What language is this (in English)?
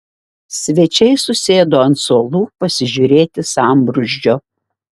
Lithuanian